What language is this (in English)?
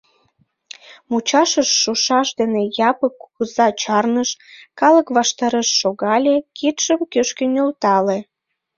Mari